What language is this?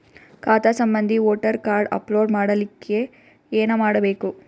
Kannada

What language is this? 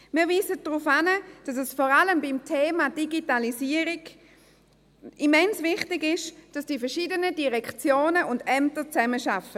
Swiss German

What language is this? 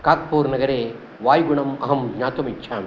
Sanskrit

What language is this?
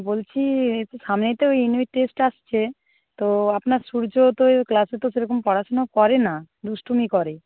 Bangla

